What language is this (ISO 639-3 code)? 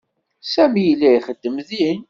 kab